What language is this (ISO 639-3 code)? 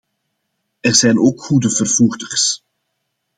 nld